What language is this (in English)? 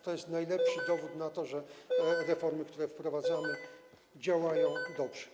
Polish